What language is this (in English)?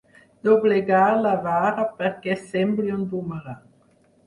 Catalan